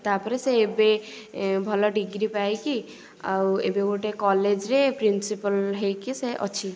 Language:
Odia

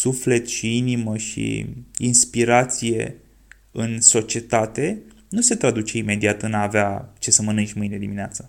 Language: Romanian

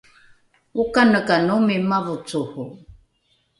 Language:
Rukai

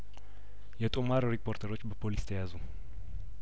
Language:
Amharic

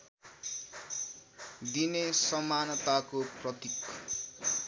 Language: Nepali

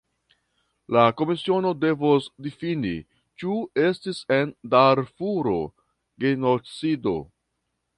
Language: Esperanto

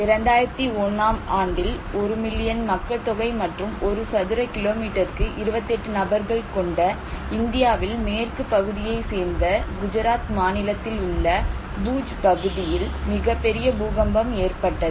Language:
Tamil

